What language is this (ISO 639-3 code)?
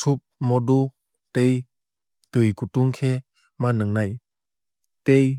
trp